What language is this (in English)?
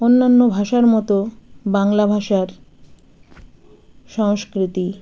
Bangla